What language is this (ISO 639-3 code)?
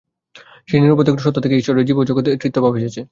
ben